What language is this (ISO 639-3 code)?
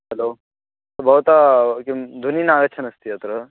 san